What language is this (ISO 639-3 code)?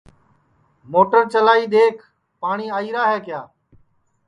ssi